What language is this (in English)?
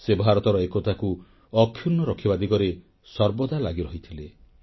Odia